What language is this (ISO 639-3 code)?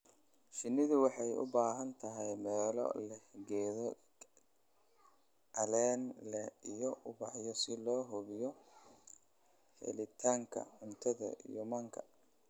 som